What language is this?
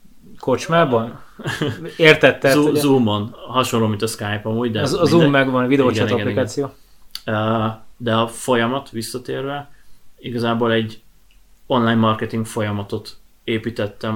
Hungarian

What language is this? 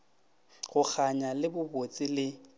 Northern Sotho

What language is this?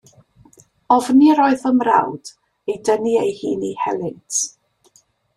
Welsh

